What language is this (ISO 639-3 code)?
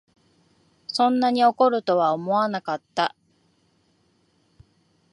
jpn